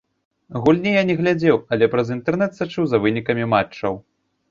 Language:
Belarusian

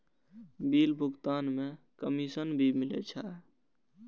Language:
Maithili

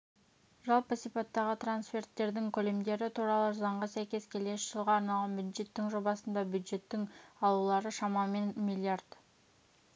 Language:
Kazakh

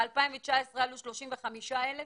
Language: Hebrew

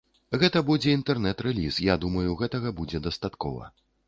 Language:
Belarusian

